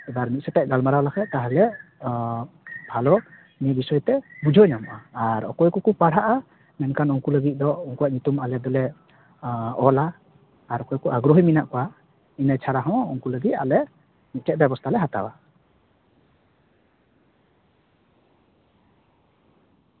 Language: Santali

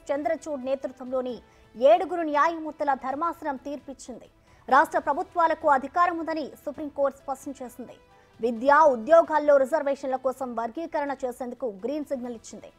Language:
Telugu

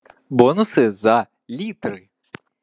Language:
Russian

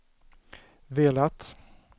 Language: Swedish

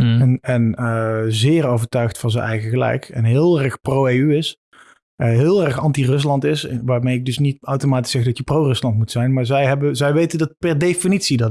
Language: Dutch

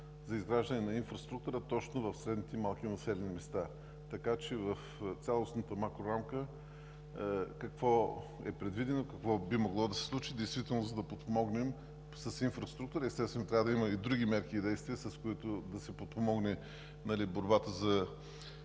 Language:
Bulgarian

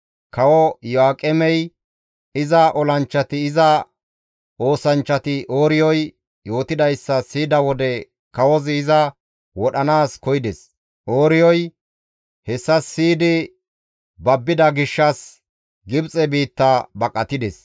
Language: Gamo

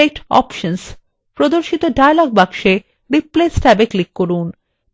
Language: Bangla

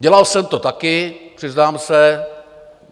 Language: Czech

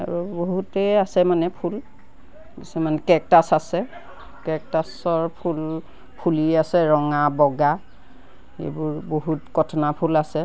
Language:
Assamese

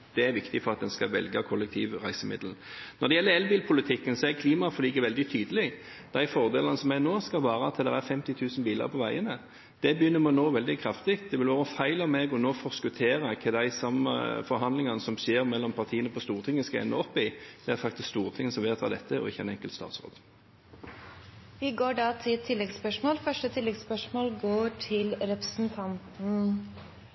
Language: Norwegian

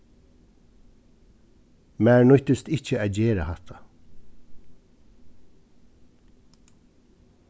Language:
Faroese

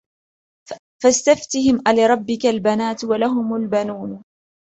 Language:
Arabic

